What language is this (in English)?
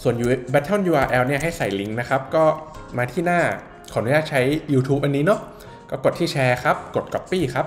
Thai